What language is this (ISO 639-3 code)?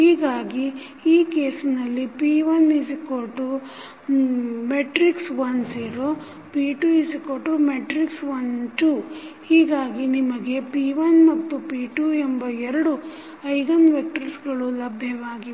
kan